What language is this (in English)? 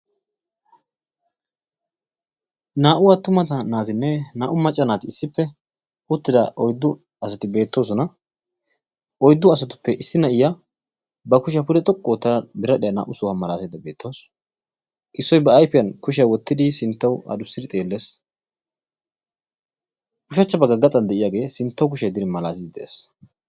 Wolaytta